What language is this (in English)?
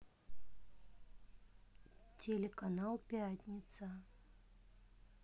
Russian